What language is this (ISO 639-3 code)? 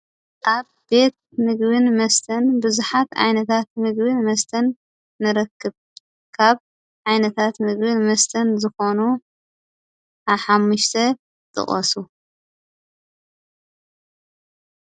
tir